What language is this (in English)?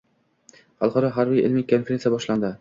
Uzbek